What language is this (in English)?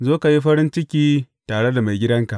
Hausa